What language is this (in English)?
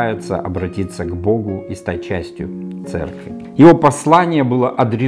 Russian